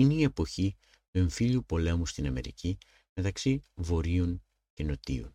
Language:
Greek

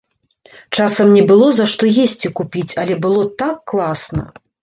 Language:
Belarusian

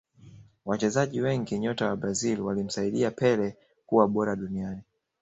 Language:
Swahili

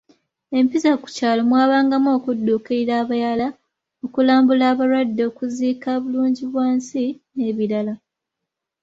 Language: Ganda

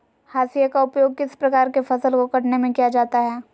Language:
Magahi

